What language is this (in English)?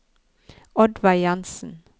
Norwegian